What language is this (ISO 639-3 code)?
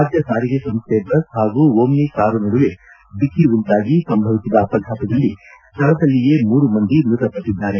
kan